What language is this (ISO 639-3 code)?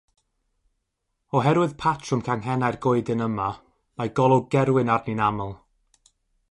cym